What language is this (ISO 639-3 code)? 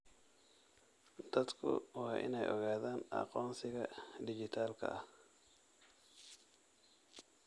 som